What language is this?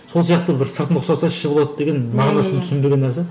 Kazakh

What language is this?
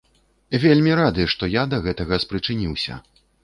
Belarusian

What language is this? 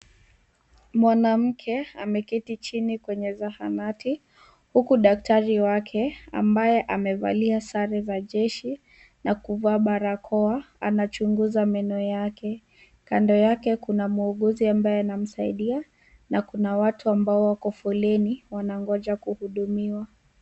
Swahili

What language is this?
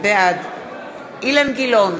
Hebrew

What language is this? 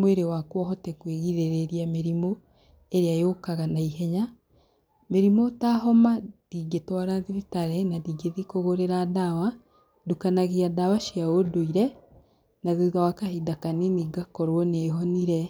Kikuyu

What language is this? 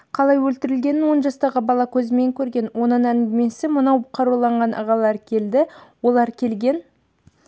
Kazakh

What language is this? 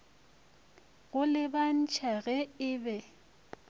Northern Sotho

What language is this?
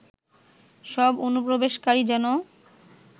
Bangla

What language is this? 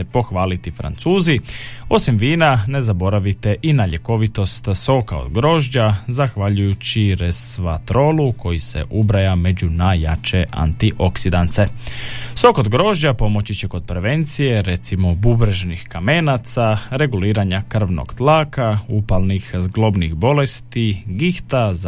Croatian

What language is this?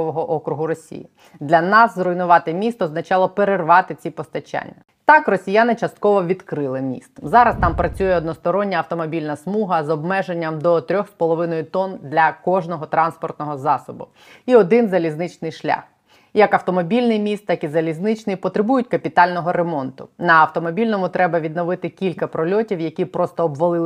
Ukrainian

